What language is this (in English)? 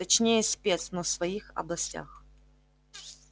Russian